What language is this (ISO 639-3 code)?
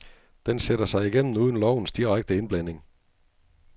dan